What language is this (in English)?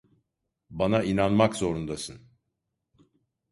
Turkish